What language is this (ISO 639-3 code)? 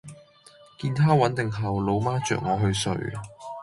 yue